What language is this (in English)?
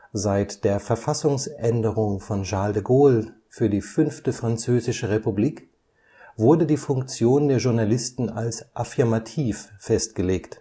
German